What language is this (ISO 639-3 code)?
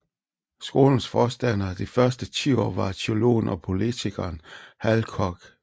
dan